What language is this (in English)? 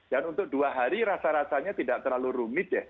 Indonesian